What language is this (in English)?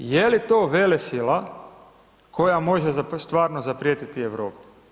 Croatian